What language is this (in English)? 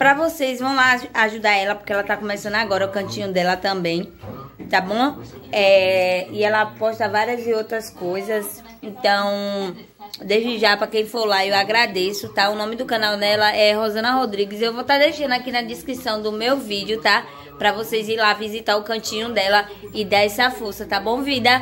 Portuguese